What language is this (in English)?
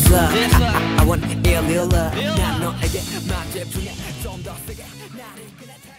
Korean